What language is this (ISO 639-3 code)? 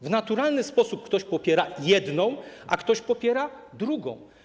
pol